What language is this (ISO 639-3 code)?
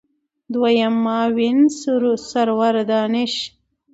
pus